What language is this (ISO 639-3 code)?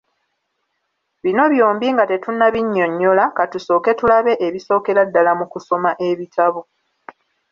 lug